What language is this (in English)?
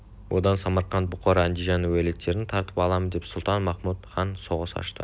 Kazakh